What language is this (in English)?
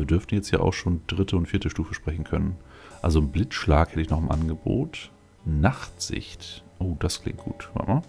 German